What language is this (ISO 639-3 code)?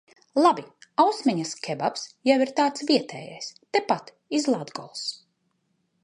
lav